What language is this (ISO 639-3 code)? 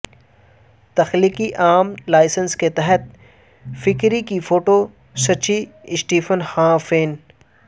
urd